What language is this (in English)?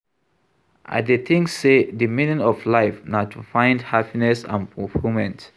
Nigerian Pidgin